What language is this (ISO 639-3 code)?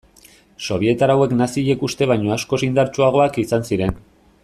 eus